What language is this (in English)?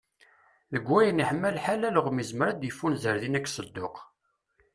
Kabyle